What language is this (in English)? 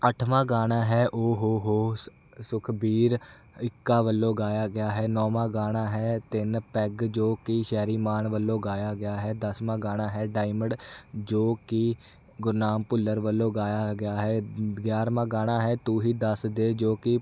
Punjabi